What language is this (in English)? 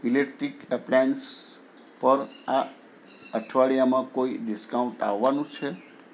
Gujarati